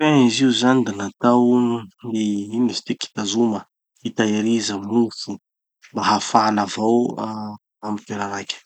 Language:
Tanosy Malagasy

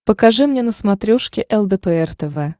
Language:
Russian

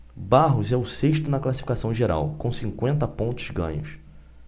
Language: Portuguese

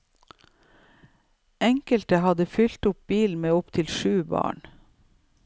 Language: Norwegian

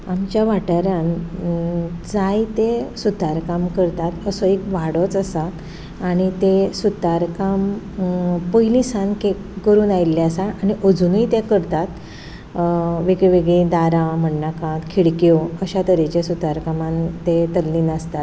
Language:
Konkani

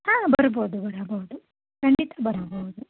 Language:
Kannada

